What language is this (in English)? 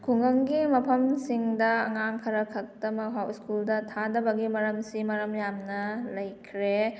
Manipuri